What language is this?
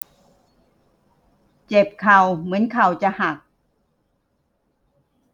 Thai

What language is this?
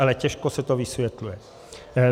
Czech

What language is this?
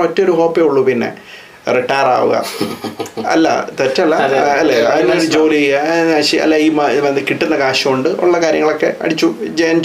Malayalam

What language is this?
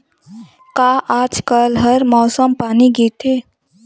Chhattisgarhi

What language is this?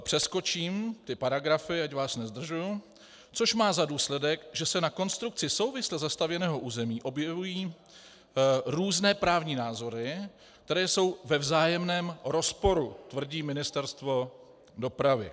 Czech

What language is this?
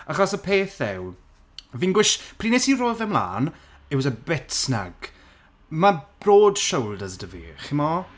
Welsh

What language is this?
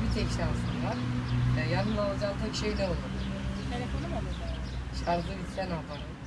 Turkish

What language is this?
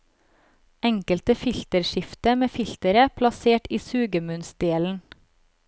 Norwegian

